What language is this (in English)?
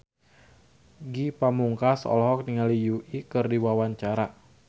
Sundanese